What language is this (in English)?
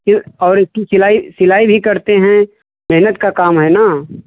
Hindi